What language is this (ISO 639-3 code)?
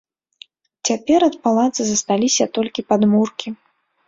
bel